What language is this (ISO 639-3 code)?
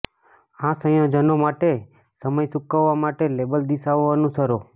guj